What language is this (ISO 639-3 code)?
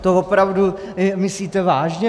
ces